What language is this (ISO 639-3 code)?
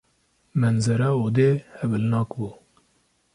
kur